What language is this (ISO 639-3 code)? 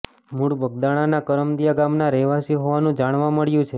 guj